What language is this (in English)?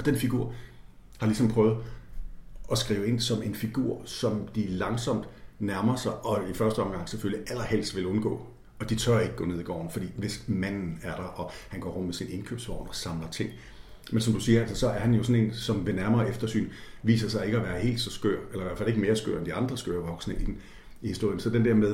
Danish